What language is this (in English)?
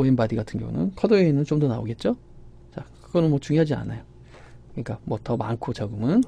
Korean